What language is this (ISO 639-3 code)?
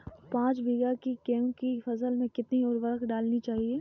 hin